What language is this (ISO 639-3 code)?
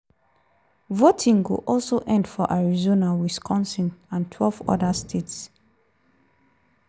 pcm